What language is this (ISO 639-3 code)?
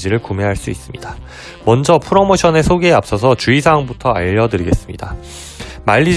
kor